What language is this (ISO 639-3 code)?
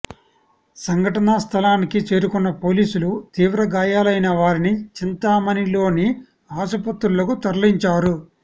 tel